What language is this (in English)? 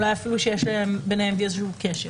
Hebrew